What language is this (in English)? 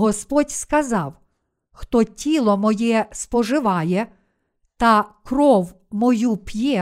Ukrainian